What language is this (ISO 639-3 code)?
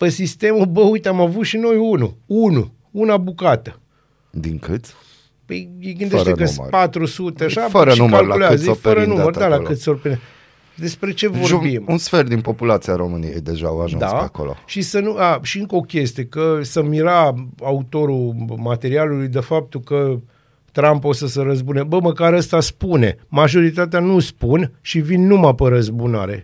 ron